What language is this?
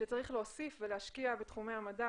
Hebrew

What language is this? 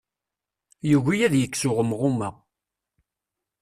Kabyle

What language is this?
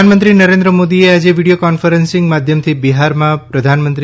Gujarati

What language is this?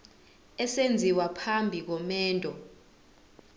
Zulu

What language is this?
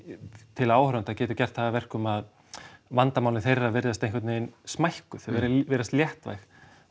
Icelandic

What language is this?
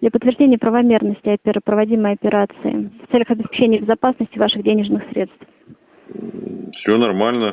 Russian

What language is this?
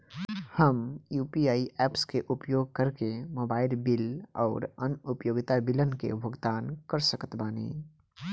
Bhojpuri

